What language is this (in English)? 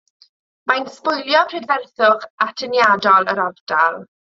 Welsh